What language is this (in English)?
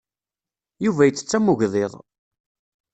Kabyle